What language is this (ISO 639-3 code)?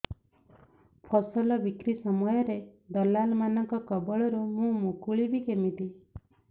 ori